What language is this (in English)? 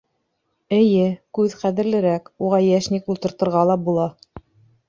Bashkir